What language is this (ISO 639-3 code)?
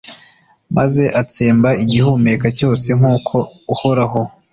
kin